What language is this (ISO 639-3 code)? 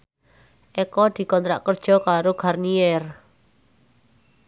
jav